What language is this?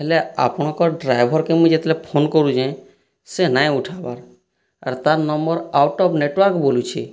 Odia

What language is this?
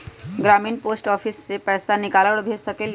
Magahi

